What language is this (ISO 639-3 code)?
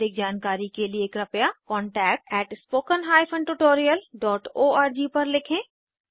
hin